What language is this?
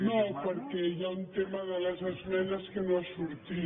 Catalan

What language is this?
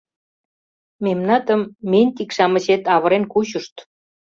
Mari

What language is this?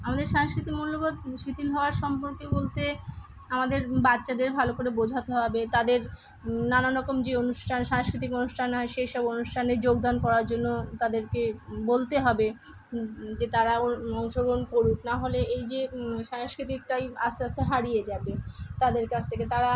Bangla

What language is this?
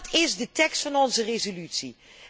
Dutch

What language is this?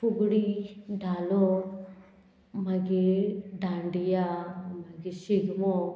Konkani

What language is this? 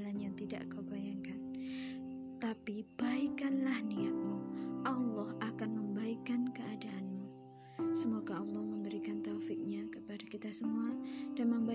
Indonesian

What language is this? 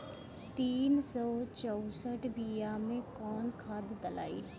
Bhojpuri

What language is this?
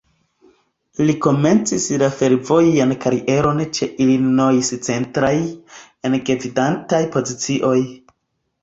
Esperanto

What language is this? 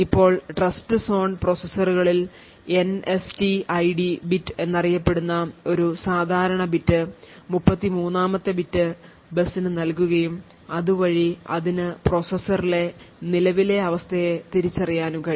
Malayalam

